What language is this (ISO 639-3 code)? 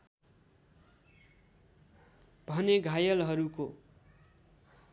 nep